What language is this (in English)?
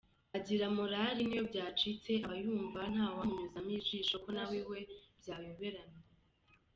Kinyarwanda